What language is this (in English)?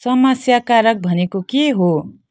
Nepali